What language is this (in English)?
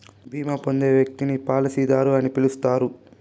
Telugu